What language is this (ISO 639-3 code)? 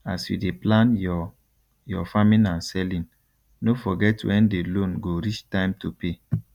pcm